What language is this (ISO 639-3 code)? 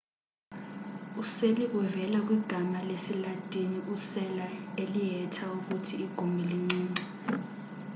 xho